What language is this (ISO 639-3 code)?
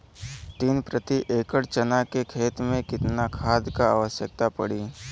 bho